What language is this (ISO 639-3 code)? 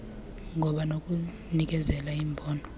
xho